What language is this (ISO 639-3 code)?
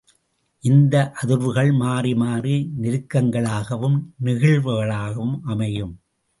tam